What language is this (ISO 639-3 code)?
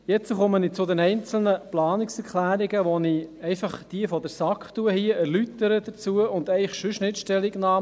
gsw